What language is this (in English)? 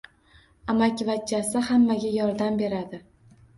Uzbek